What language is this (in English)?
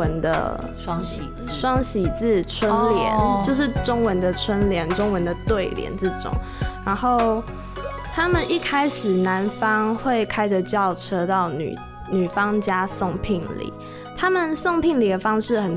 Chinese